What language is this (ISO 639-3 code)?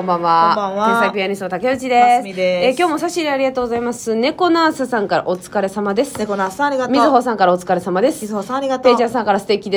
jpn